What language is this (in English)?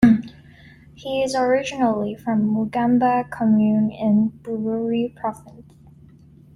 English